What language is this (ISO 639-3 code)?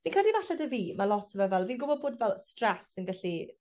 cym